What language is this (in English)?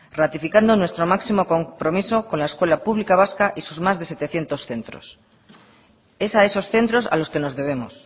Spanish